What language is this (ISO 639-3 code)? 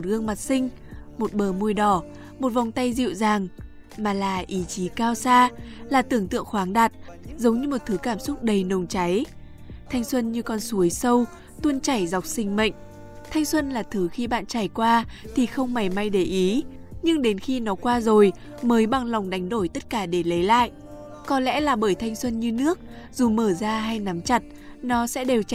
vie